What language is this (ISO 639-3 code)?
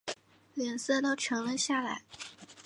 zho